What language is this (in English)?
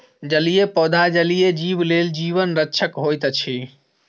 Maithili